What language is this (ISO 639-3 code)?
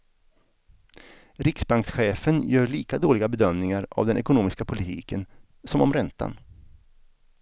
swe